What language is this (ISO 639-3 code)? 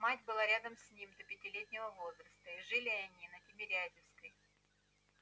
rus